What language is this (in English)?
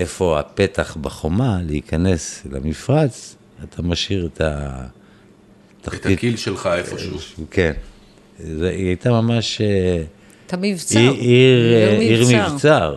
Hebrew